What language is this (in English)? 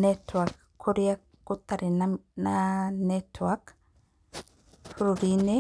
Kikuyu